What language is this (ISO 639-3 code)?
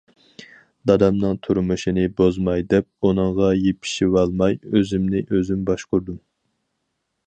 uig